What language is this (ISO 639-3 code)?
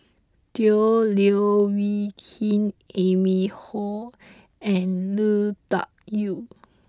eng